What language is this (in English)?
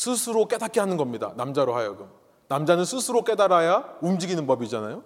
Korean